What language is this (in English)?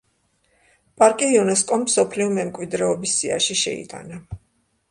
Georgian